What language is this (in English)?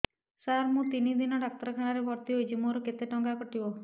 Odia